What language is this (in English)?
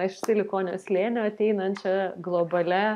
Lithuanian